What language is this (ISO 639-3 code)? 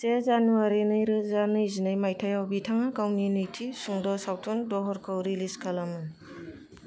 brx